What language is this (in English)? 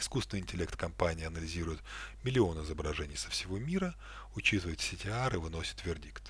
Russian